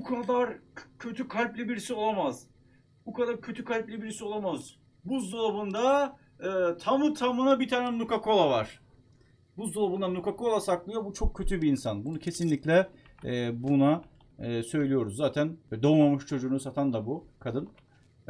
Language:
Turkish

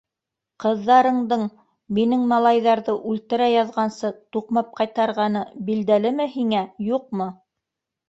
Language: Bashkir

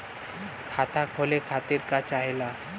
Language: Bhojpuri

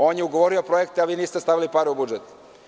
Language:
Serbian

